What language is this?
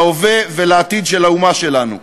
Hebrew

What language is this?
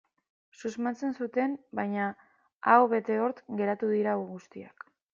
Basque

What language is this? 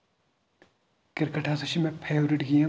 Kashmiri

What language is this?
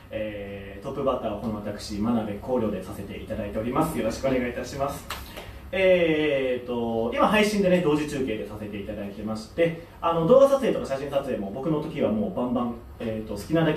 Japanese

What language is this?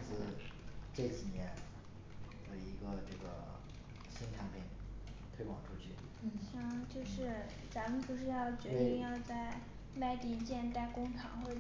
Chinese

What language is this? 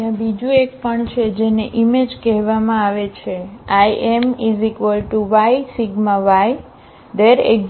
Gujarati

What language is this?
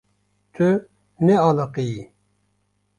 Kurdish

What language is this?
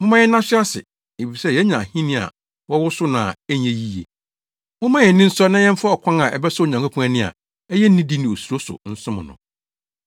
Akan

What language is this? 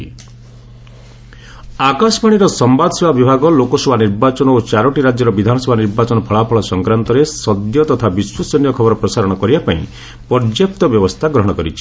Odia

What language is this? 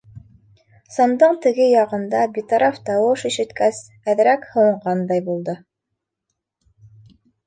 Bashkir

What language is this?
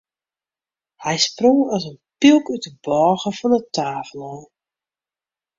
Western Frisian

